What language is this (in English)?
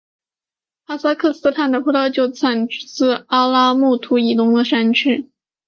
Chinese